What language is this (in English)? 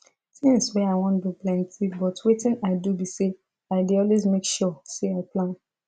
Nigerian Pidgin